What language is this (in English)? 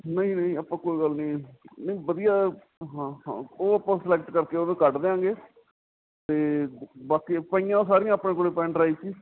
Punjabi